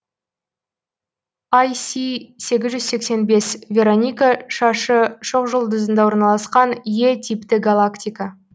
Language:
Kazakh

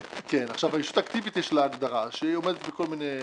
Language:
Hebrew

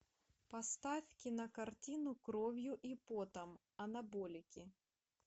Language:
Russian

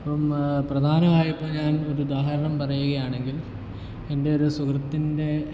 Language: Malayalam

